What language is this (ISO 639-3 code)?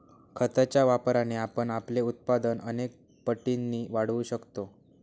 mar